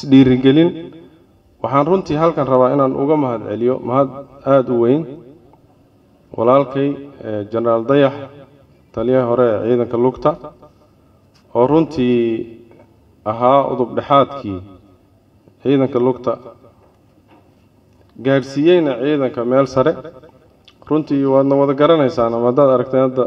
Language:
Arabic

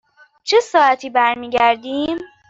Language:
Persian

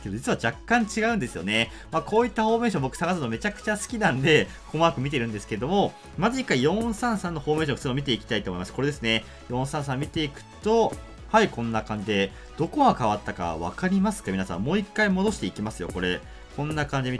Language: Japanese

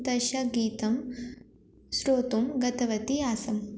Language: Sanskrit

